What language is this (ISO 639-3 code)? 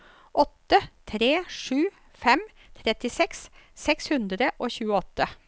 nor